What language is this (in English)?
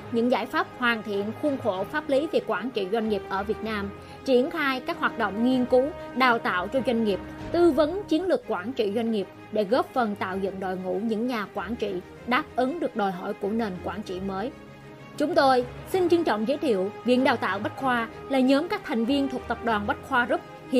Vietnamese